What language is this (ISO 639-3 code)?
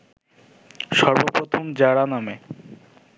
ben